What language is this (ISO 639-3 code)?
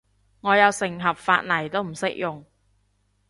yue